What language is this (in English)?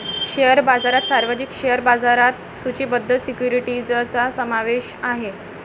Marathi